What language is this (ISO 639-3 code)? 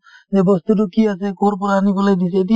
asm